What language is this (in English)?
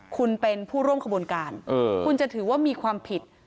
Thai